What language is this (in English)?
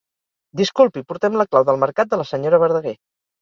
Catalan